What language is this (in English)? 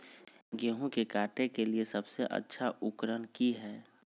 Magahi